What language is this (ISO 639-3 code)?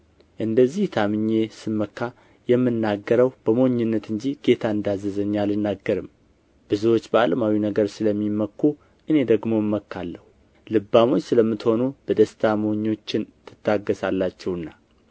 amh